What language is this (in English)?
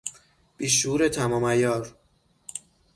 Persian